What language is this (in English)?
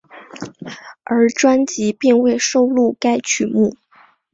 Chinese